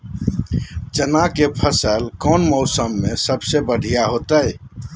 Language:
Magahi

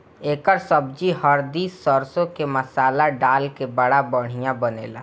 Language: Bhojpuri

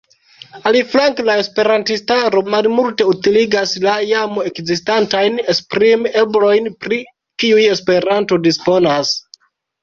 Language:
Esperanto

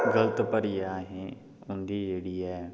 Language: Dogri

